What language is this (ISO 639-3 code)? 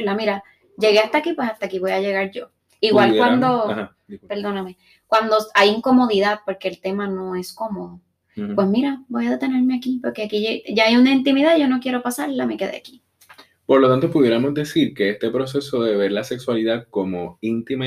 spa